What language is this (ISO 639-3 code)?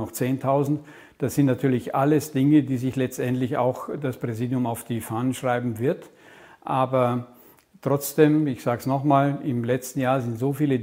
deu